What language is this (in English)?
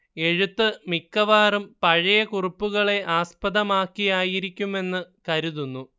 Malayalam